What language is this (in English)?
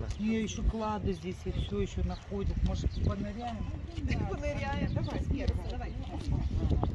Russian